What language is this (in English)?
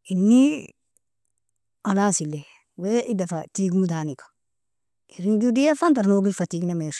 Nobiin